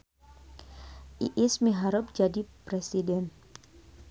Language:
Sundanese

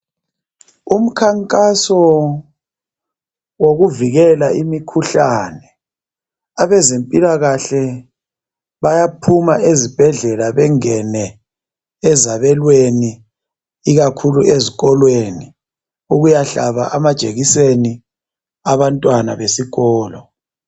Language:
North Ndebele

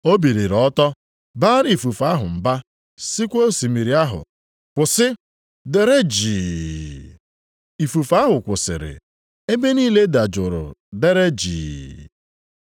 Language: Igbo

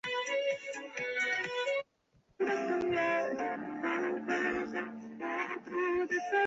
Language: Chinese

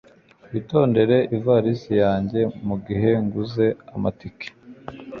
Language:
Kinyarwanda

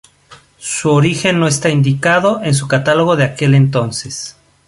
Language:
Spanish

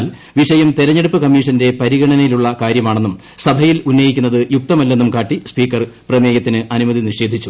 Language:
Malayalam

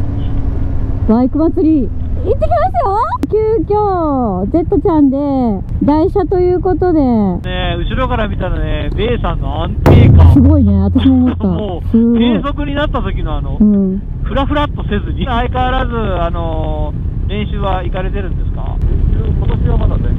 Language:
Japanese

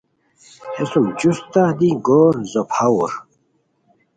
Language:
Khowar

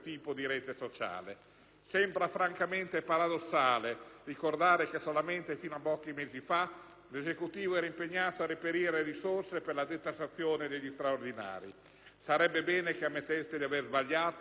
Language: Italian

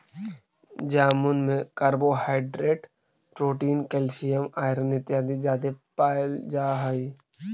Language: Magahi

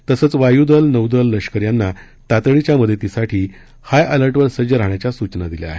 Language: Marathi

